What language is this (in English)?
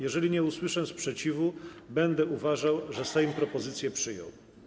Polish